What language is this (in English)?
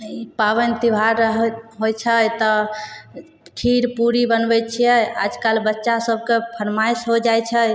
Maithili